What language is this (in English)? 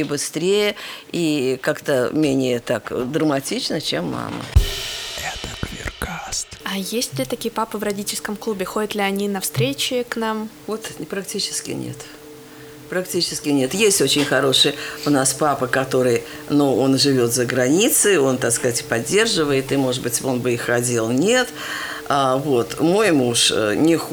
Russian